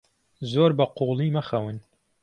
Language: Central Kurdish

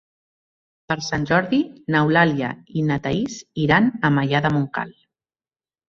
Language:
Catalan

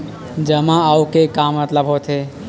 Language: Chhattisgarhi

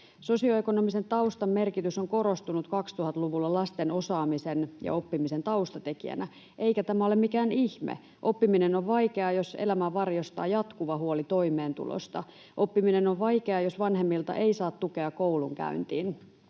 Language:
Finnish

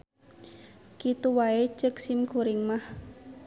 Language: Sundanese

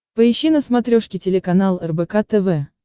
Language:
Russian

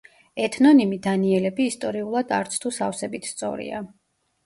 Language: Georgian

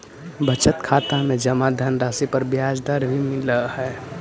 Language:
Magahi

